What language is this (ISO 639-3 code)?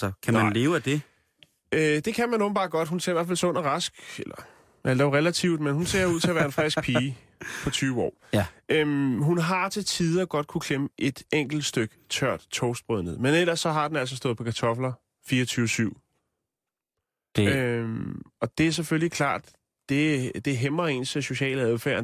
dan